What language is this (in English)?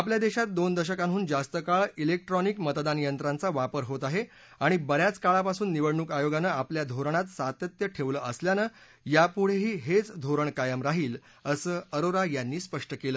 Marathi